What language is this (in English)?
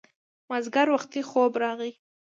Pashto